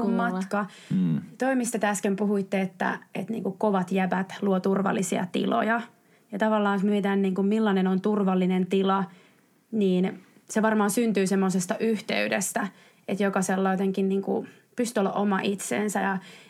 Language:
Finnish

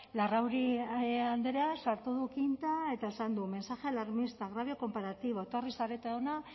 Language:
Basque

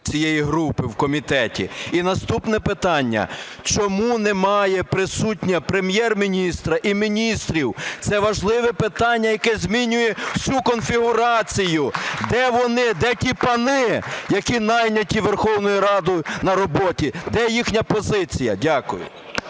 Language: Ukrainian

